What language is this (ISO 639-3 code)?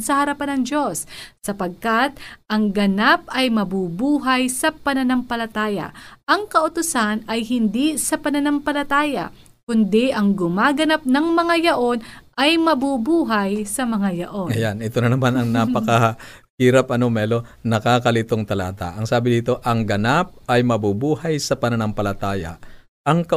fil